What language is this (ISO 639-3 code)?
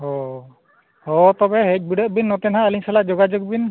sat